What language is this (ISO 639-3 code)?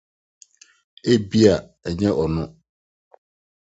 aka